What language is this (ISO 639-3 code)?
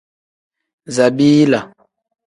kdh